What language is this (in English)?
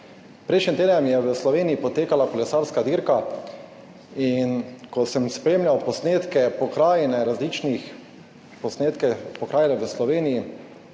Slovenian